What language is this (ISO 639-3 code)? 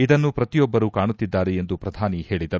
kan